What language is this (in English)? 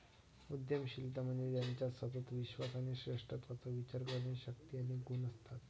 Marathi